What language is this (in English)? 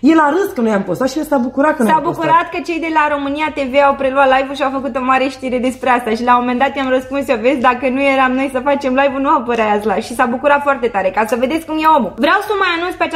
Romanian